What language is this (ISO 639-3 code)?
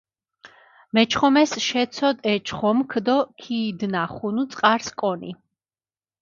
xmf